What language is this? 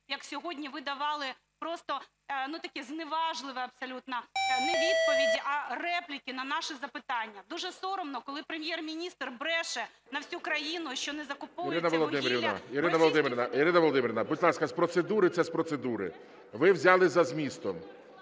Ukrainian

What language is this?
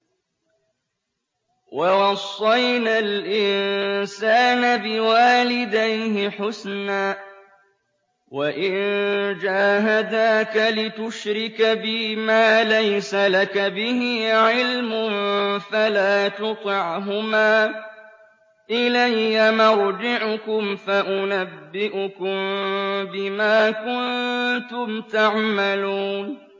Arabic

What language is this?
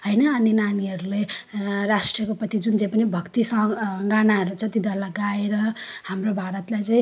Nepali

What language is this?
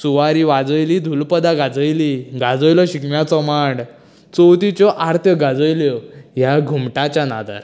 Konkani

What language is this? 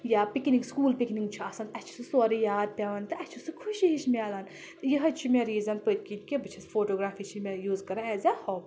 Kashmiri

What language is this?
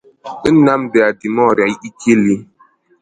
Igbo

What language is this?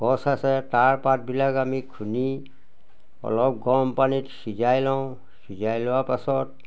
Assamese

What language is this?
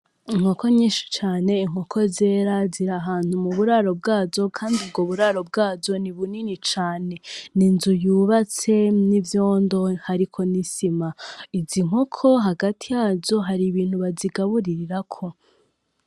Rundi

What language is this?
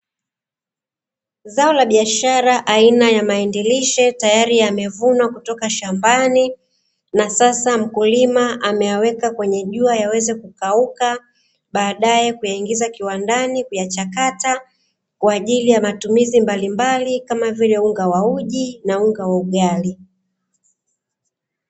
Swahili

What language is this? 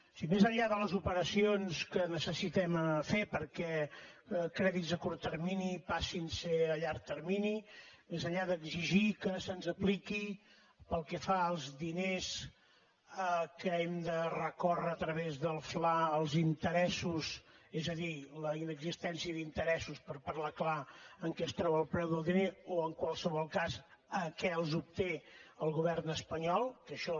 Catalan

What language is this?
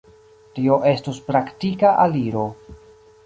Esperanto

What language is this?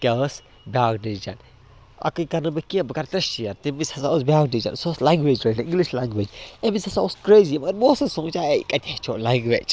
Kashmiri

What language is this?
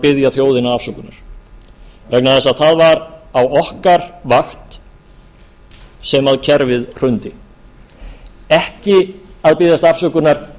Icelandic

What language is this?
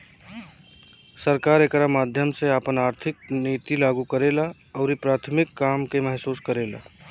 Bhojpuri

